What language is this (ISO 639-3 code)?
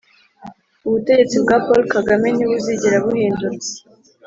kin